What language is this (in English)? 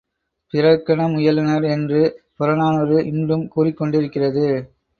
Tamil